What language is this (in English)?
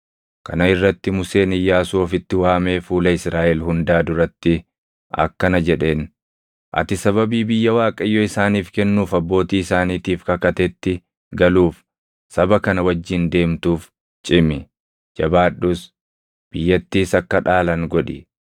Oromo